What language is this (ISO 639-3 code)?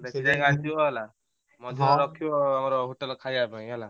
ori